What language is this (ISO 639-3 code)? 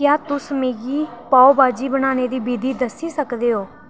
doi